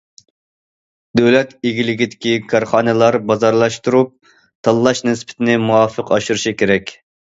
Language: Uyghur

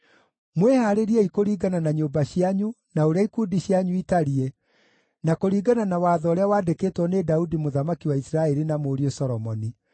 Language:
Kikuyu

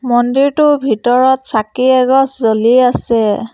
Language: Assamese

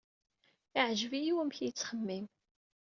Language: Kabyle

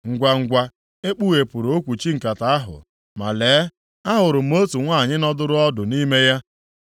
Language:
Igbo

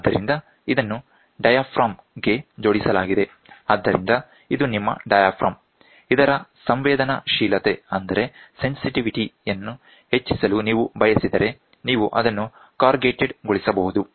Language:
Kannada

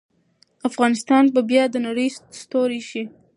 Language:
Pashto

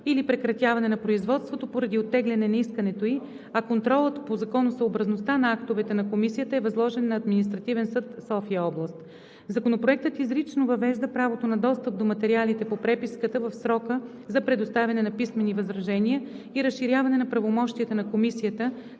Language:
Bulgarian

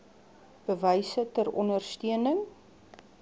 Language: Afrikaans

